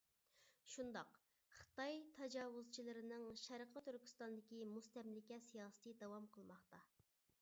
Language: Uyghur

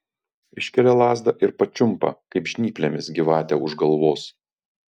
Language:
Lithuanian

